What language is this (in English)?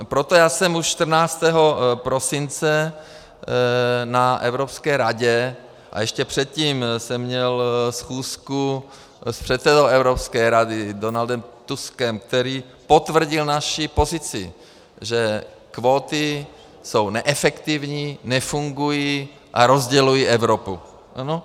Czech